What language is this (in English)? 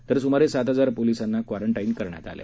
Marathi